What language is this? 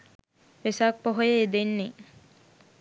Sinhala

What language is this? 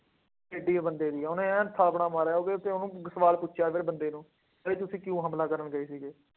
Punjabi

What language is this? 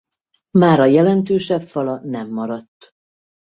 Hungarian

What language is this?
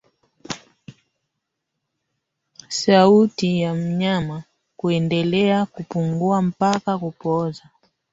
Swahili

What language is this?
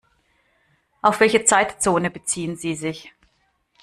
German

